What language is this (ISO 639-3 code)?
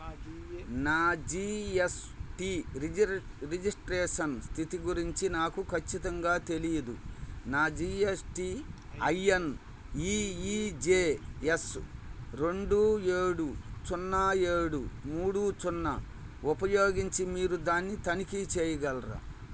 tel